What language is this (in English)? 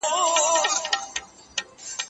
Pashto